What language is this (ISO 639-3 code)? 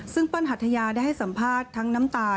tha